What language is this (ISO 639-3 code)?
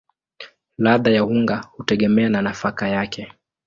swa